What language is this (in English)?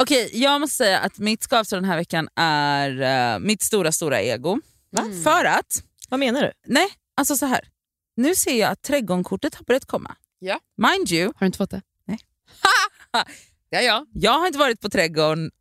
Swedish